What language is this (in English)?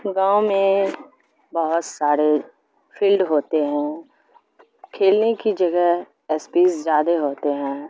Urdu